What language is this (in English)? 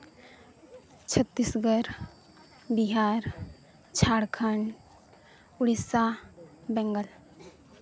Santali